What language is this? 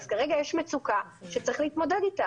Hebrew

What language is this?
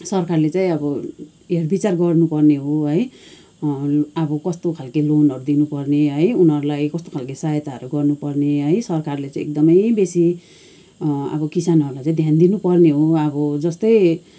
Nepali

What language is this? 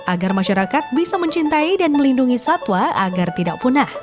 Indonesian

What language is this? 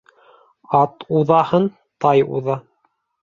Bashkir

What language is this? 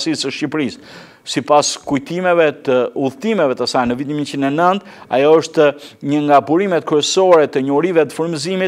Portuguese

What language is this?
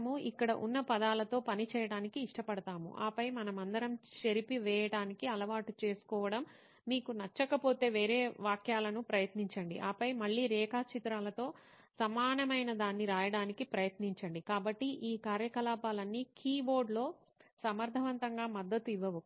Telugu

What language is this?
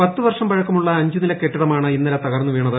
Malayalam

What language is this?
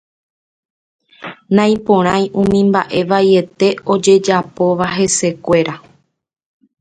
Guarani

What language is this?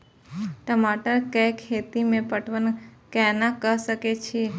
Maithili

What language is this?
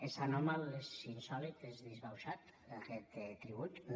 Catalan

